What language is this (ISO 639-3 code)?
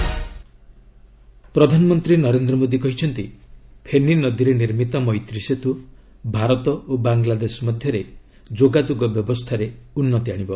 ori